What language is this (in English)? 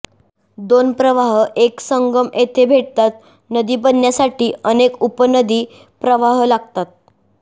Marathi